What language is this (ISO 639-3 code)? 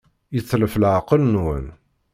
kab